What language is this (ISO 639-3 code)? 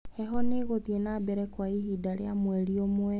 kik